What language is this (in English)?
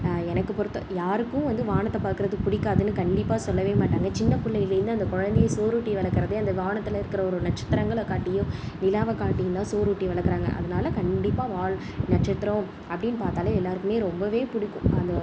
Tamil